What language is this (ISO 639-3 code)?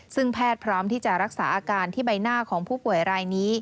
tha